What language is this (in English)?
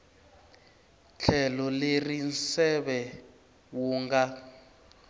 Tsonga